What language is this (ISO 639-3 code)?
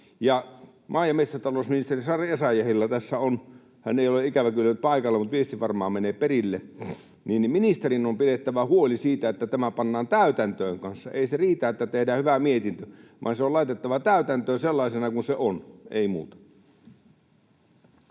fin